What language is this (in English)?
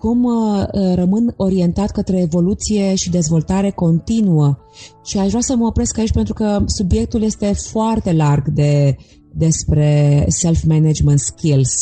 Romanian